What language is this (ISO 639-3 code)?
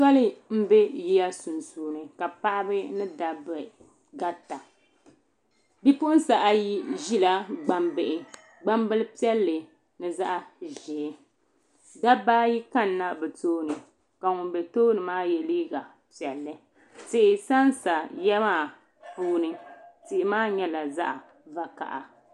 dag